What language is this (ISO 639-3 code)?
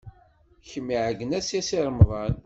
kab